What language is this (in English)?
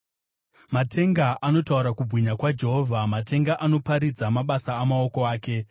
Shona